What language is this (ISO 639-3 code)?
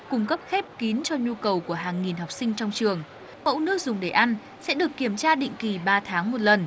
vie